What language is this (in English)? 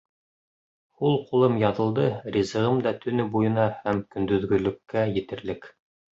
Bashkir